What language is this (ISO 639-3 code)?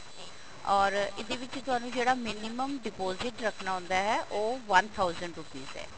pan